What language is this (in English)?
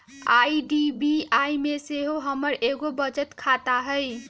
Magahi